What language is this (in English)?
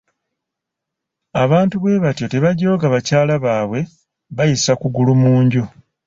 Ganda